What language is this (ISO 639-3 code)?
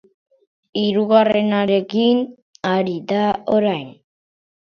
eus